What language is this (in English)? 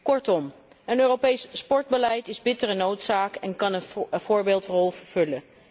Dutch